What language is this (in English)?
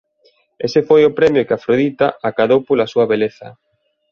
Galician